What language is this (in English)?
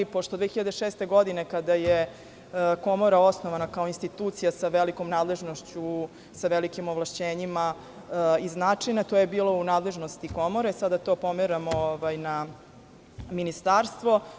Serbian